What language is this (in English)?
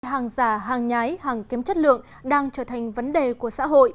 Vietnamese